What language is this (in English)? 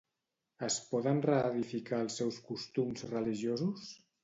Catalan